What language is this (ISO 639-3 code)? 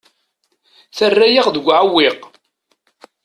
kab